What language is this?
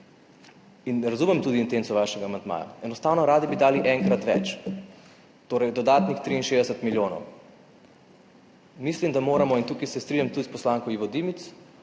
Slovenian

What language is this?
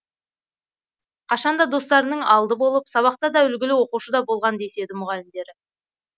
Kazakh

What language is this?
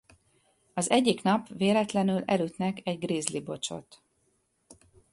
Hungarian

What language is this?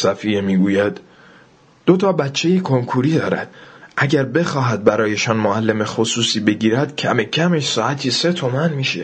Persian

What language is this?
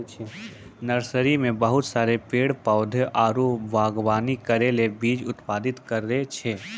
Maithili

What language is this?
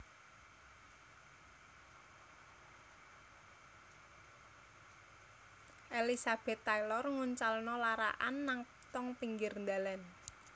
Javanese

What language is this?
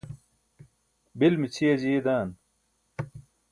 Burushaski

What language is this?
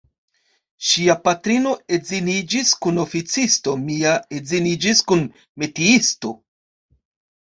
Esperanto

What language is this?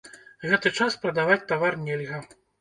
Belarusian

